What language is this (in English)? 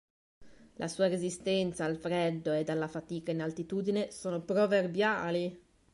Italian